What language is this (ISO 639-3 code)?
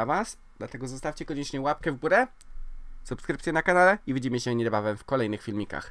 pol